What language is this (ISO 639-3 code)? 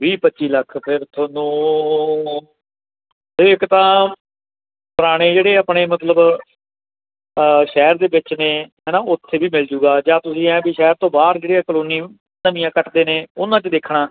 pan